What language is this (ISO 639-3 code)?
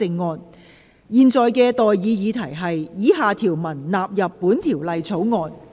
yue